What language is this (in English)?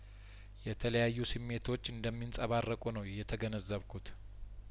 Amharic